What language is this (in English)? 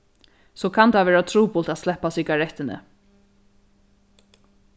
Faroese